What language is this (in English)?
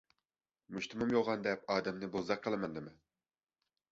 Uyghur